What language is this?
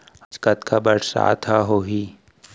Chhattisgarhi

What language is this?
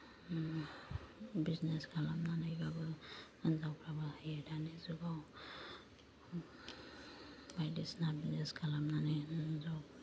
Bodo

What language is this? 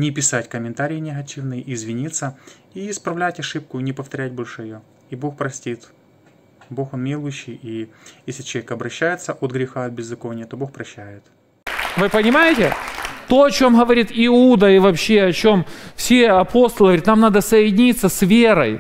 Russian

